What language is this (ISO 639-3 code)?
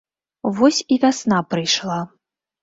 bel